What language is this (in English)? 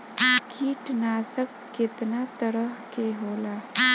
Bhojpuri